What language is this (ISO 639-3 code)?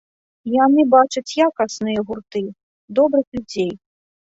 bel